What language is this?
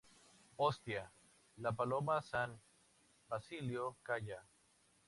Spanish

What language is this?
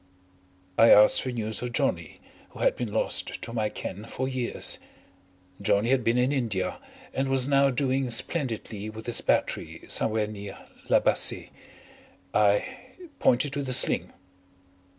English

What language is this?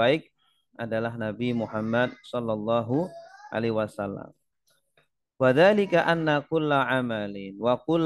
Indonesian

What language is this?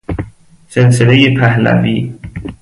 Persian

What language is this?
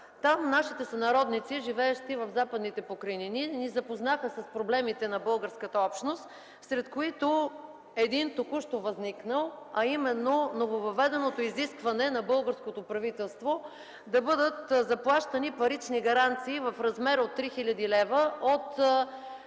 Bulgarian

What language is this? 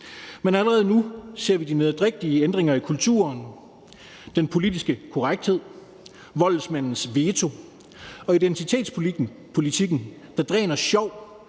Danish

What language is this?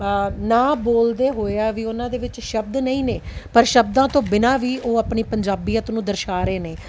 Punjabi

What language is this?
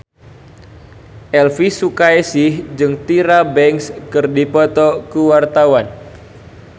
Sundanese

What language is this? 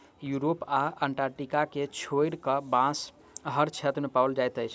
Maithili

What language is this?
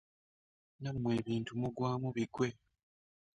Ganda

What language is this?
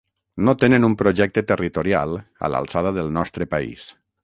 Catalan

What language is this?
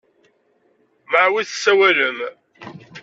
Kabyle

